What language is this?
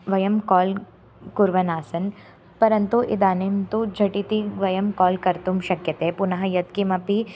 Sanskrit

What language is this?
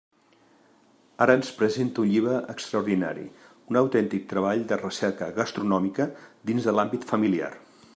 Catalan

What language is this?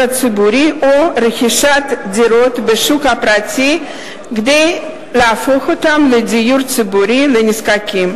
Hebrew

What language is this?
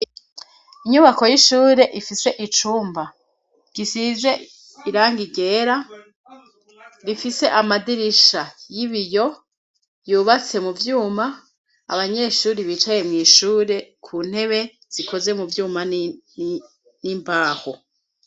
Rundi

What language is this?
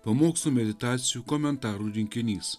Lithuanian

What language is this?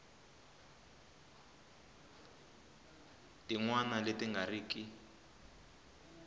Tsonga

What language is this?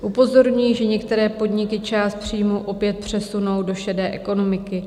Czech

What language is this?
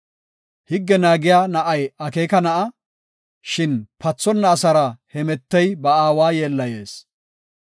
Gofa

